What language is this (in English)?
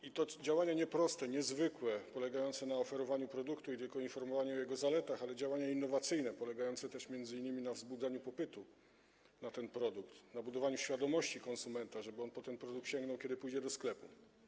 Polish